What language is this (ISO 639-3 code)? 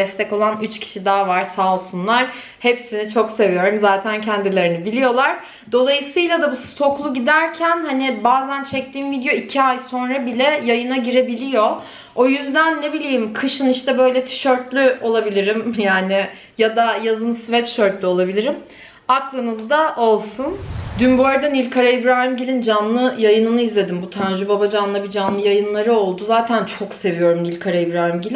tur